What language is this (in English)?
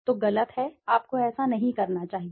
Hindi